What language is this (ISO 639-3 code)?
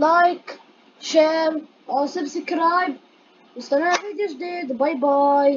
ara